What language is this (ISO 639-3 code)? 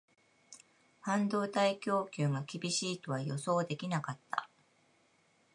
jpn